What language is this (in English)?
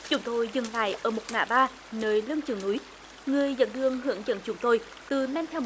Vietnamese